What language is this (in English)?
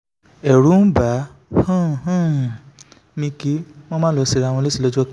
Yoruba